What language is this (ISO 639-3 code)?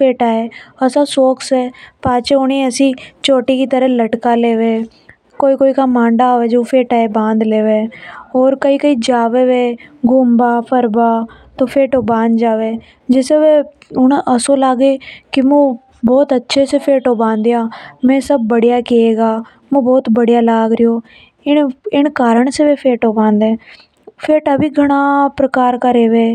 hoj